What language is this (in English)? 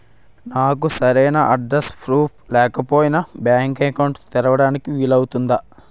Telugu